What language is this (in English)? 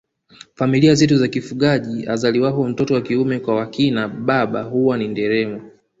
Swahili